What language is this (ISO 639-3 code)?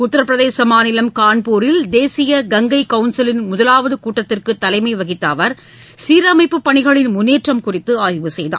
tam